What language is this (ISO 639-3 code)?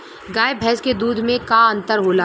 bho